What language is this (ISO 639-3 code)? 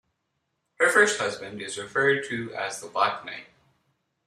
eng